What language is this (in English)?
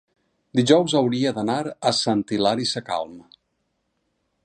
Catalan